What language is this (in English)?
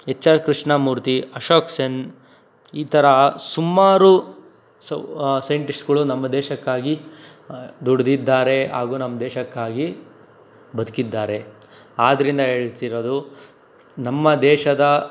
Kannada